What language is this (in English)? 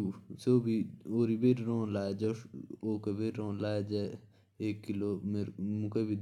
Jaunsari